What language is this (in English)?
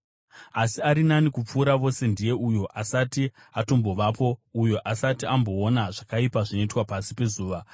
Shona